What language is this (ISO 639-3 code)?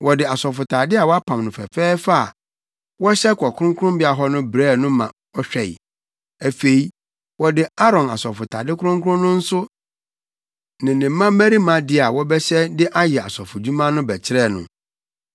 aka